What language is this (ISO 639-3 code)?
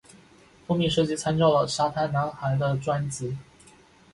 zho